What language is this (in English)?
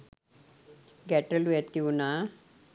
Sinhala